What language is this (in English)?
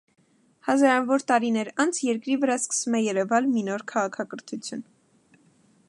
Armenian